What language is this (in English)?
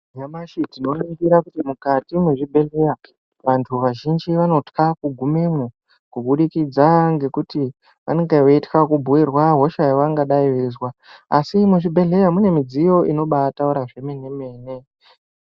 Ndau